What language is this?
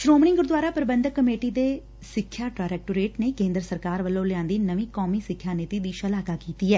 Punjabi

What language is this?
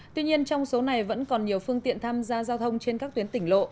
Vietnamese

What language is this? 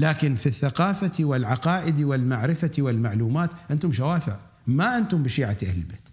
Arabic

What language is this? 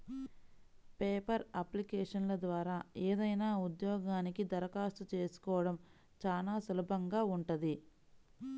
Telugu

